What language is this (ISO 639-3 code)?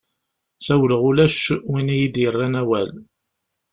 kab